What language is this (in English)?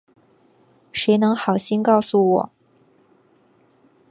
Chinese